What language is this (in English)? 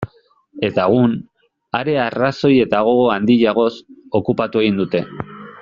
Basque